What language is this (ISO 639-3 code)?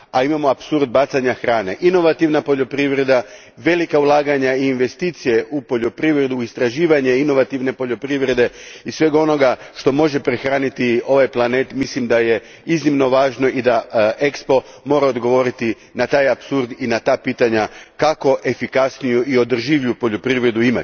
hrv